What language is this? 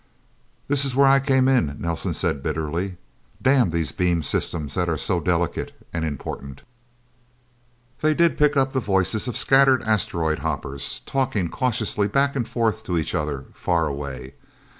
English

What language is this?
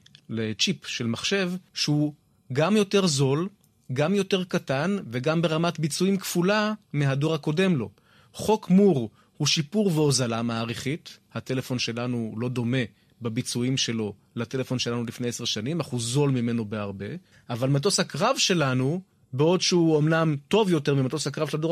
Hebrew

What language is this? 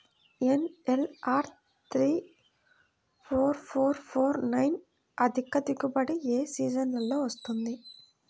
Telugu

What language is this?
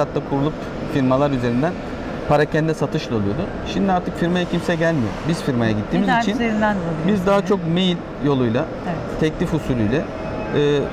Turkish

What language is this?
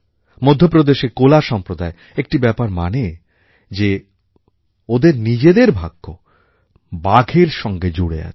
Bangla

